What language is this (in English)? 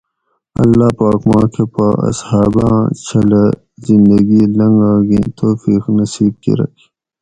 Gawri